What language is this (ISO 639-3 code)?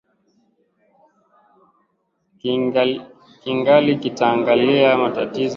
swa